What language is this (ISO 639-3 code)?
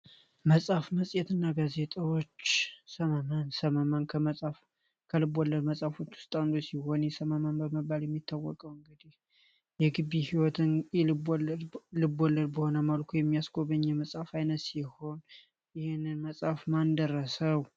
amh